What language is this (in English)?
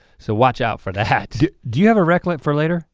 English